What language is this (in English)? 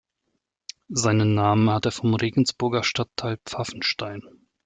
German